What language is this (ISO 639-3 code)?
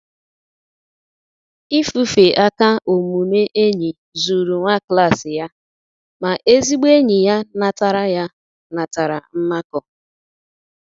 ibo